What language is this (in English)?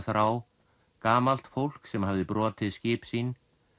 Icelandic